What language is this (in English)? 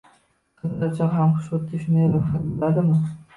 Uzbek